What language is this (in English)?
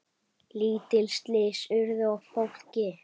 Icelandic